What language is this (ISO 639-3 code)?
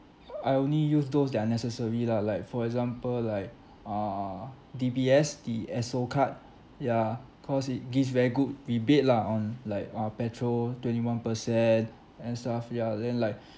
eng